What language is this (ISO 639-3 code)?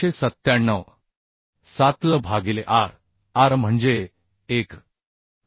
mar